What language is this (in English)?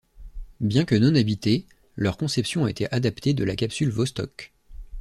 French